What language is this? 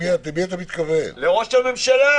Hebrew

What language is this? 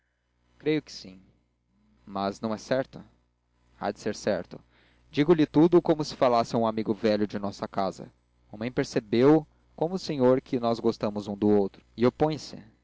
Portuguese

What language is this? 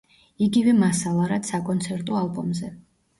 Georgian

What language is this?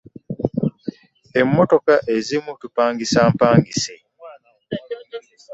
Ganda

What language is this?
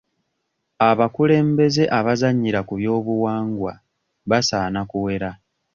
Ganda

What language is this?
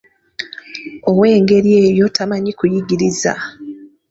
Ganda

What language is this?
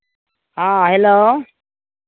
Maithili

